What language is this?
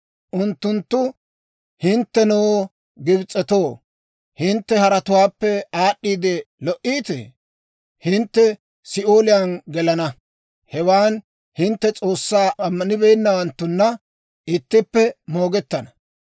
Dawro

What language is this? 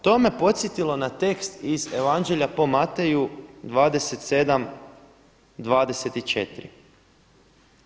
Croatian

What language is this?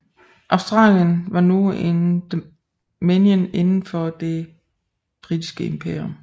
Danish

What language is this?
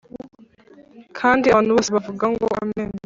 Kinyarwanda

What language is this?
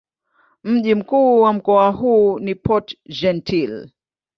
Swahili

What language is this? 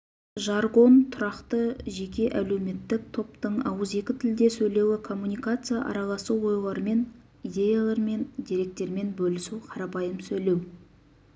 Kazakh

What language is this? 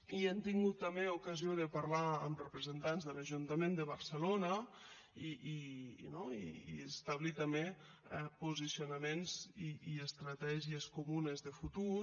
Catalan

